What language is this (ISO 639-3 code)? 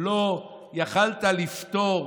heb